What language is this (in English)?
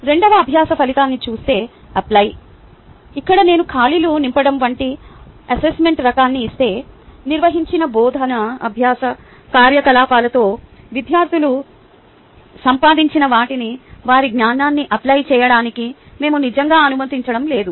Telugu